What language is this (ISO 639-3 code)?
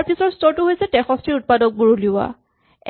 asm